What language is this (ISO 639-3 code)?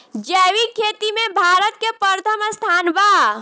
bho